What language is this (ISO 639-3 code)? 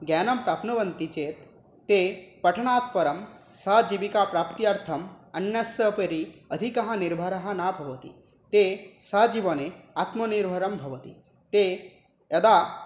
san